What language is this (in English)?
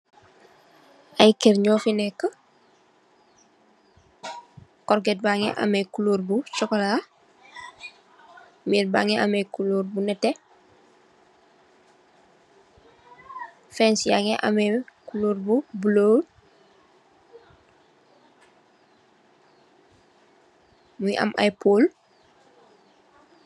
Wolof